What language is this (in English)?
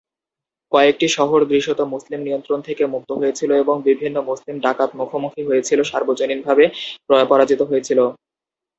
Bangla